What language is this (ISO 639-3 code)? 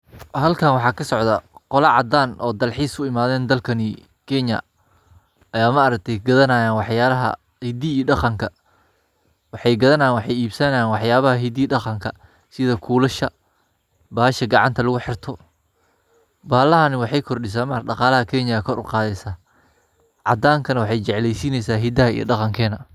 som